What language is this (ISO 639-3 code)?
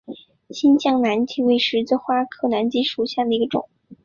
zho